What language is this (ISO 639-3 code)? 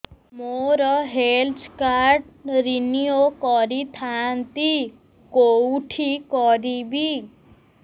ori